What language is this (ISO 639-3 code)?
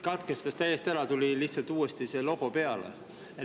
est